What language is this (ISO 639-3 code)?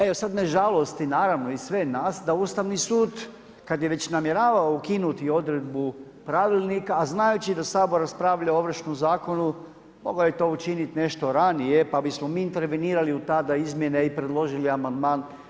hrv